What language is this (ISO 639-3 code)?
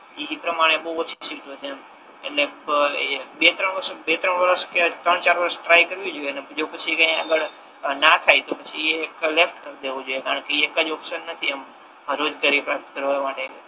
guj